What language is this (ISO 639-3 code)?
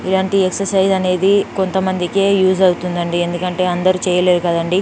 tel